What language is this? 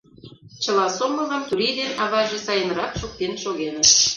Mari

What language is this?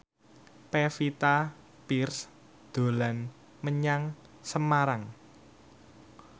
Javanese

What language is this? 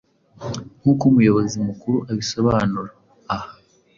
Kinyarwanda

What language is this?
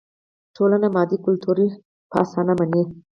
Pashto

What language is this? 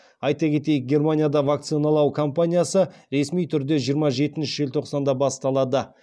Kazakh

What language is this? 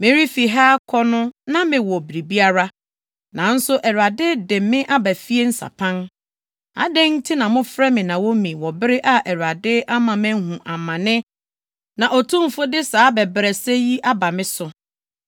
Akan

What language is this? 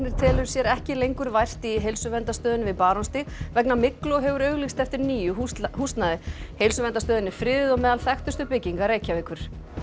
Icelandic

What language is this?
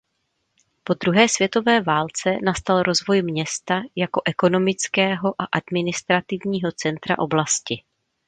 Czech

